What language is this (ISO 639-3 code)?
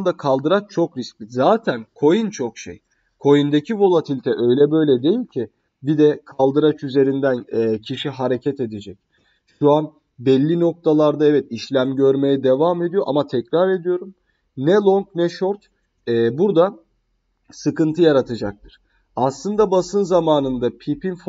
tur